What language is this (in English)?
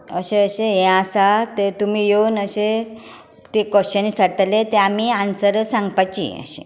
Konkani